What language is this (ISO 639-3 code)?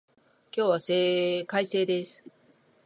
jpn